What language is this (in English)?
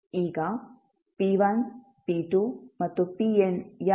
Kannada